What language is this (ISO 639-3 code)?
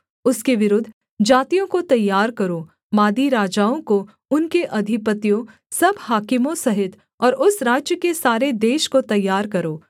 hin